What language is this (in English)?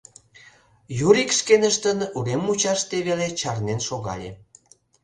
Mari